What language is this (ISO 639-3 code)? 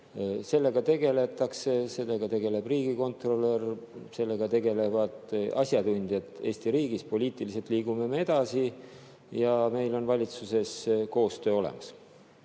est